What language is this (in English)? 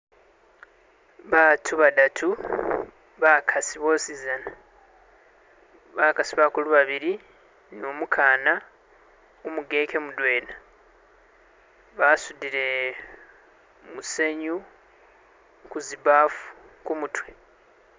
Masaaba